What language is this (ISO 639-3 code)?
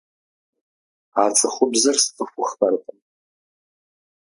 kbd